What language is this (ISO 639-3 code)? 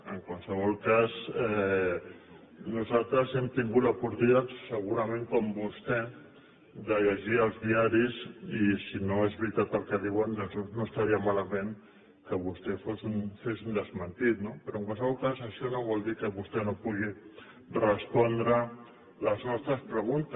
cat